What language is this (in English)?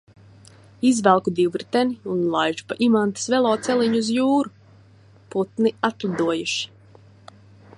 Latvian